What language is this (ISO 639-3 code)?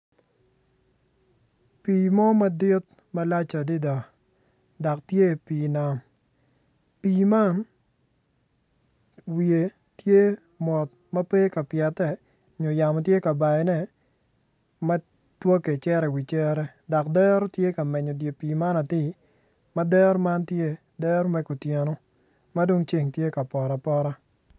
ach